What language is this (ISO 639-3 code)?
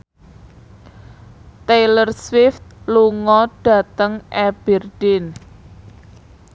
jav